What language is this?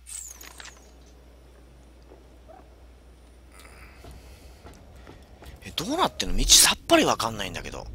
Japanese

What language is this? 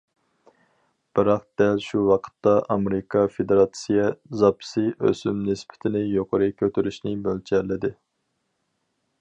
Uyghur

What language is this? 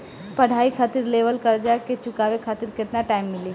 Bhojpuri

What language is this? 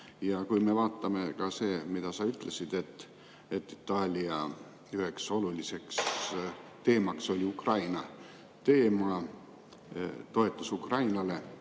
Estonian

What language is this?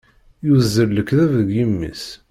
Kabyle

